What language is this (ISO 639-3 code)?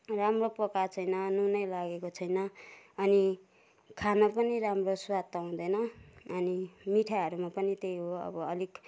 nep